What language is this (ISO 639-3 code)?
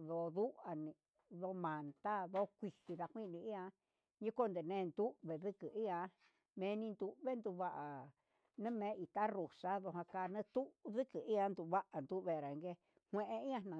mxs